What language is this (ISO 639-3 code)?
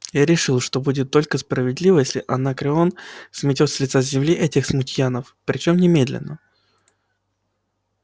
rus